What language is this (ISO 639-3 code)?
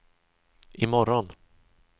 swe